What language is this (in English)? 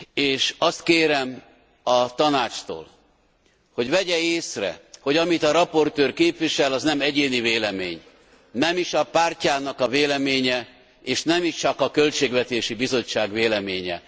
Hungarian